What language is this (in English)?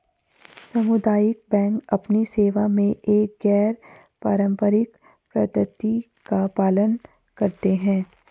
Hindi